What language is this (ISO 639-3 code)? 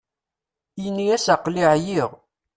kab